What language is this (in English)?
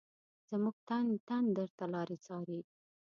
Pashto